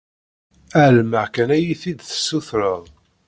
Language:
Kabyle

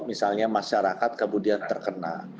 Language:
Indonesian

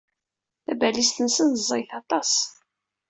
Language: Kabyle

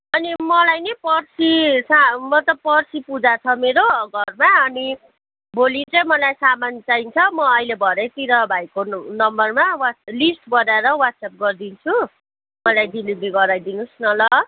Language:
Nepali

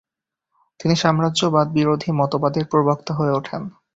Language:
Bangla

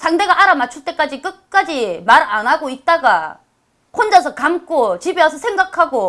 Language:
Korean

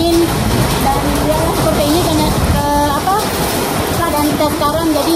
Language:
Indonesian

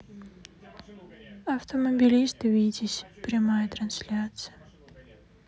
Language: Russian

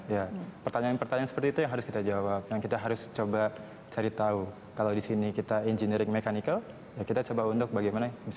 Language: Indonesian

